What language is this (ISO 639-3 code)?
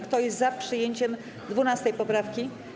pol